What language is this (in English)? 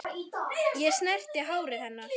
Icelandic